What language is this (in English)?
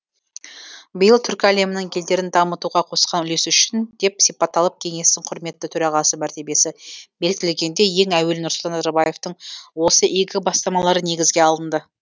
Kazakh